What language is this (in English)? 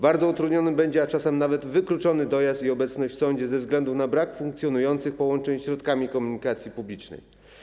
Polish